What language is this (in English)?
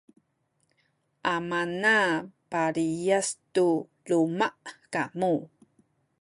Sakizaya